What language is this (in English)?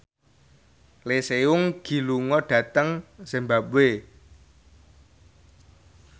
Javanese